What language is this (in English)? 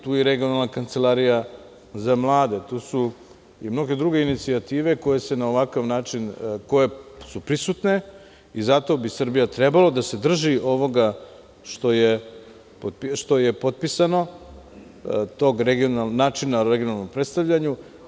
Serbian